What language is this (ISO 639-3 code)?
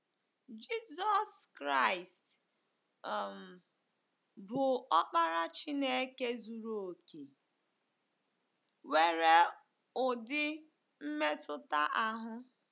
ibo